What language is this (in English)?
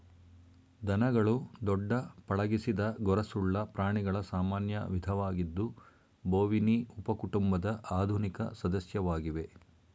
Kannada